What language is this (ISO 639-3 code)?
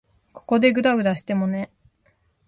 jpn